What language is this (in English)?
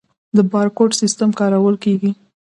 Pashto